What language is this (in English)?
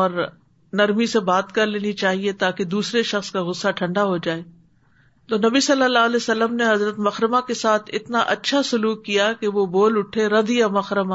Urdu